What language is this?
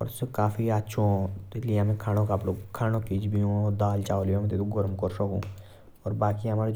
Jaunsari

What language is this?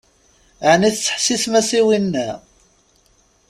Kabyle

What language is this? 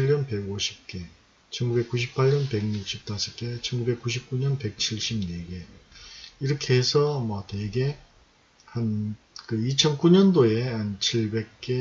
Korean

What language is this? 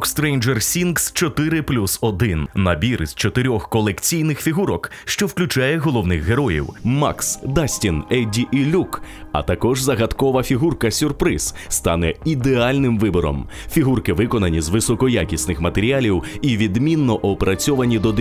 Ukrainian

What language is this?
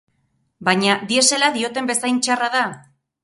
Basque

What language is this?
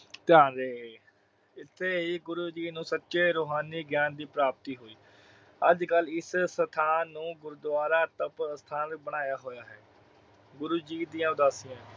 Punjabi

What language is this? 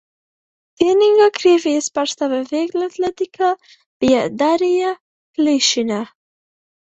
Latvian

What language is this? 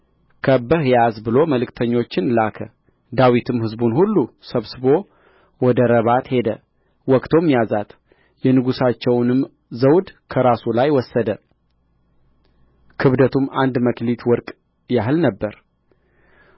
Amharic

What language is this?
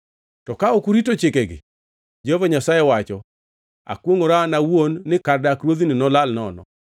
Luo (Kenya and Tanzania)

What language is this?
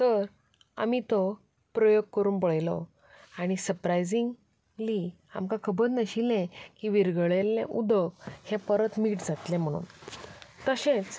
Konkani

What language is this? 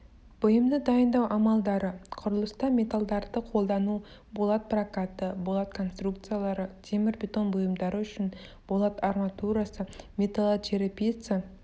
Kazakh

